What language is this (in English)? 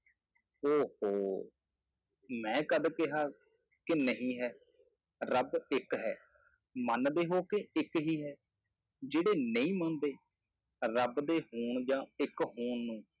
Punjabi